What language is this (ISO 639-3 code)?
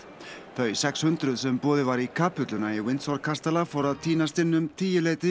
isl